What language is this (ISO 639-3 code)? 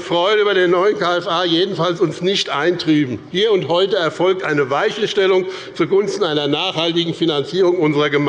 deu